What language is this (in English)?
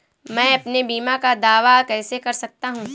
Hindi